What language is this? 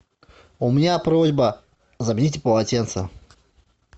Russian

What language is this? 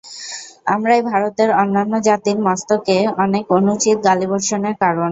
Bangla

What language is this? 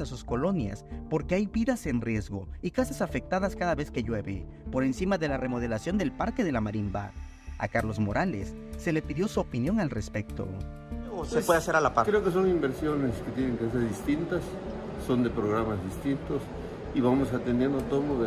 Spanish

